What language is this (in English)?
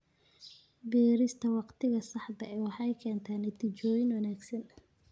Somali